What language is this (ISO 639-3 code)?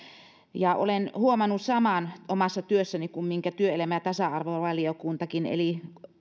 fin